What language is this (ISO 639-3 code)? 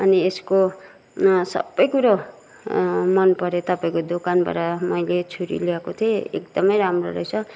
nep